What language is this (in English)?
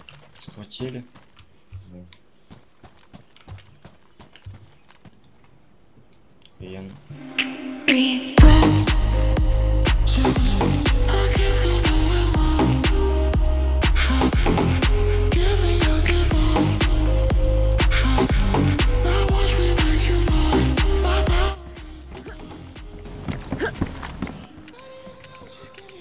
Russian